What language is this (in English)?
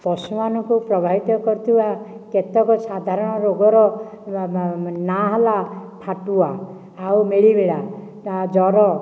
Odia